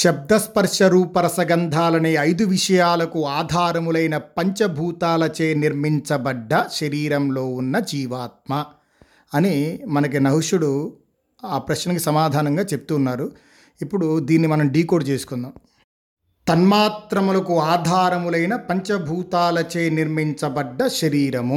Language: Telugu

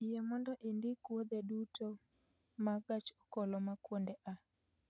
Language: Luo (Kenya and Tanzania)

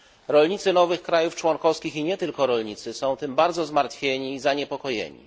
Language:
Polish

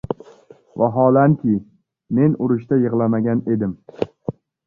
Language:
Uzbek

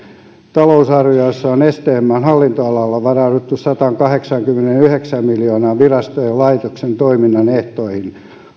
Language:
Finnish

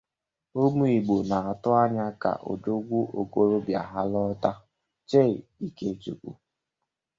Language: Igbo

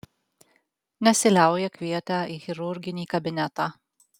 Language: Lithuanian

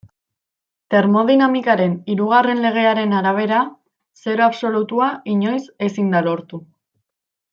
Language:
Basque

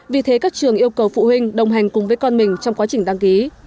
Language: Vietnamese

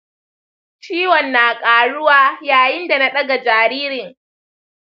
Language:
Hausa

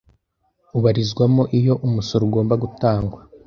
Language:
Kinyarwanda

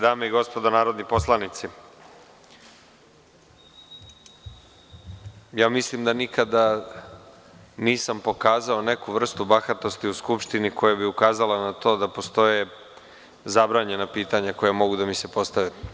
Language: Serbian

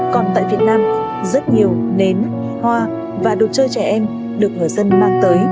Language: Vietnamese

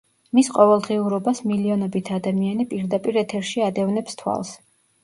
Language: Georgian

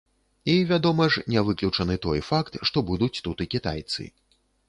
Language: Belarusian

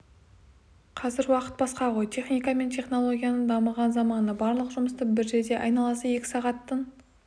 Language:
Kazakh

